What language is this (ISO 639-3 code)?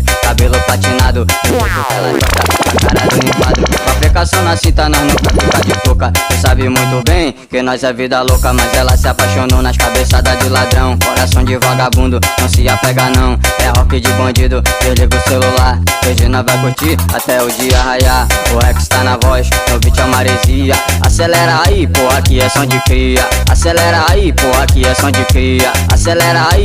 por